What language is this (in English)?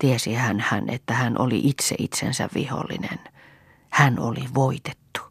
Finnish